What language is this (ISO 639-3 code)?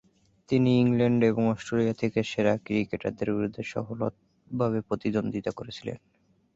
ben